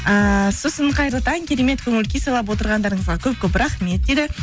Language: Kazakh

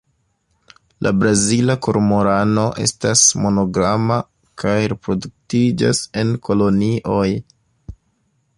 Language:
Esperanto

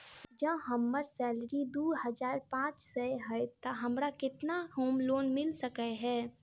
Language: Maithili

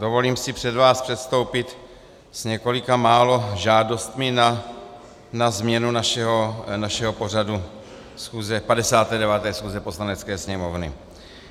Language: Czech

